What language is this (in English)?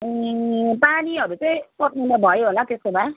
Nepali